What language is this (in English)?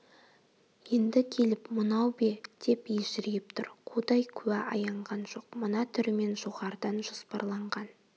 Kazakh